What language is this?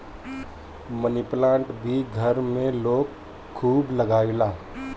Bhojpuri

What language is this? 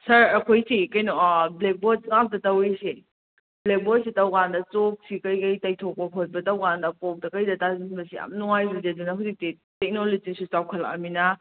Manipuri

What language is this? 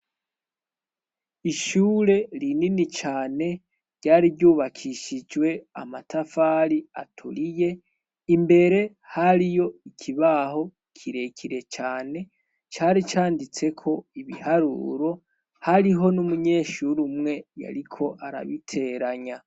Rundi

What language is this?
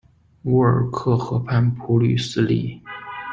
Chinese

